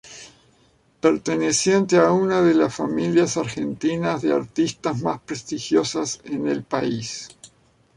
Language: Spanish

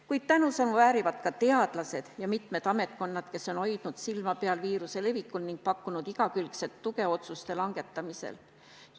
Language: Estonian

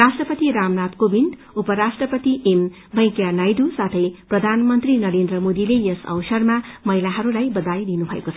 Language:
Nepali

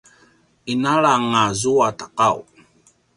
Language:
Paiwan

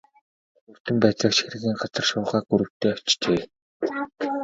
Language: Mongolian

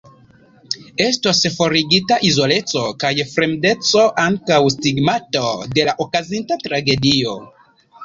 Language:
Esperanto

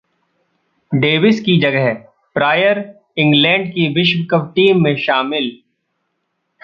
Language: Hindi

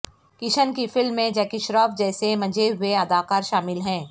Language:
Urdu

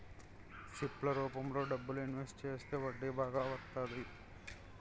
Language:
Telugu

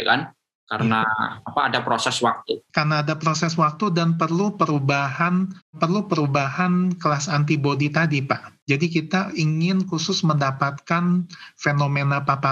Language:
Indonesian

